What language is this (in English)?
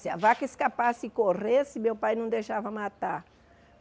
Portuguese